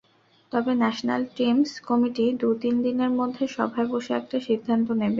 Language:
Bangla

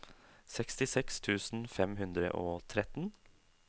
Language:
Norwegian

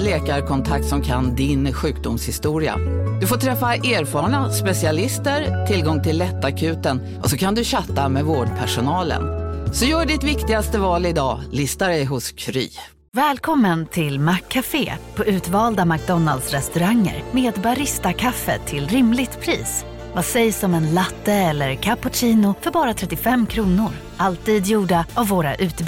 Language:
Swedish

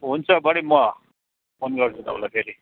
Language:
Nepali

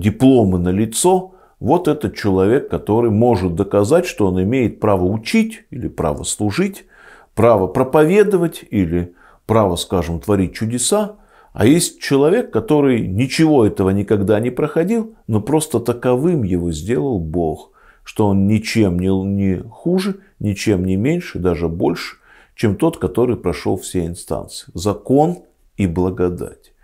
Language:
Russian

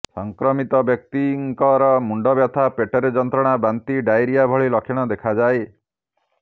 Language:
Odia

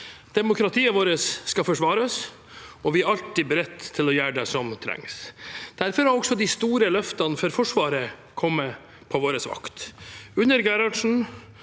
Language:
Norwegian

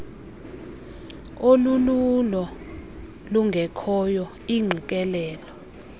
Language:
Xhosa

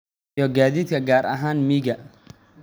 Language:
Somali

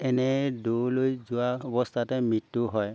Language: Assamese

